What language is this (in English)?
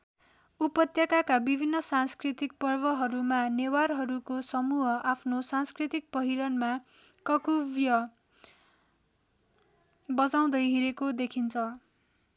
Nepali